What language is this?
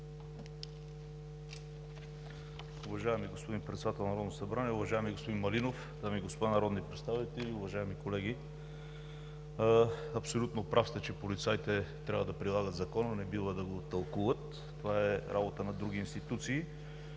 Bulgarian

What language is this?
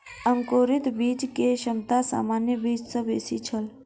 Maithili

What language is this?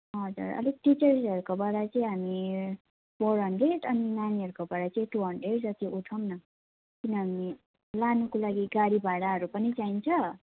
Nepali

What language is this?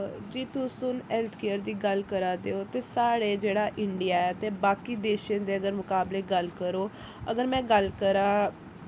Dogri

